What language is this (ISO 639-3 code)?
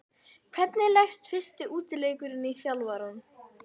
isl